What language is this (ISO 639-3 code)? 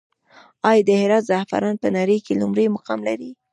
pus